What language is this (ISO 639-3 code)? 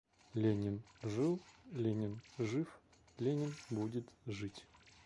rus